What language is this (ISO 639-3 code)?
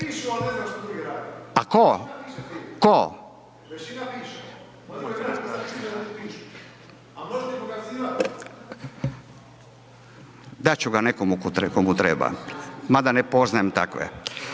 hrv